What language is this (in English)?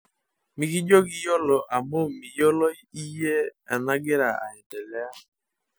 Masai